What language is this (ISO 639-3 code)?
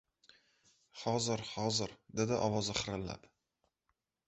uzb